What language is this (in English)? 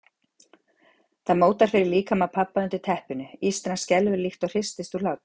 Icelandic